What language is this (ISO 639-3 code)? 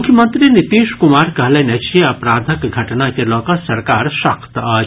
mai